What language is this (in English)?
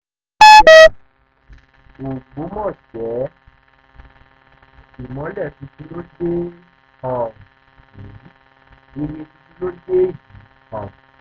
Yoruba